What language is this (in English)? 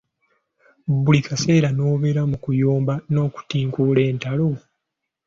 Ganda